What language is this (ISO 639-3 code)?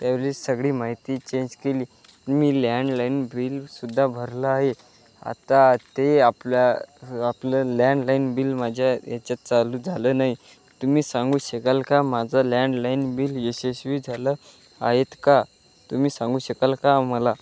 mar